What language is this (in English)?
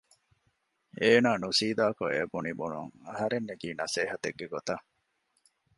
Divehi